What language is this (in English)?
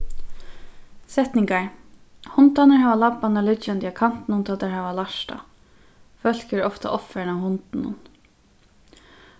Faroese